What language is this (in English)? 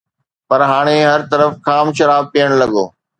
Sindhi